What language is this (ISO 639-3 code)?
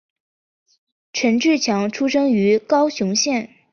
zho